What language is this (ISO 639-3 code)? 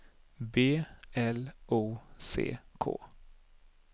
swe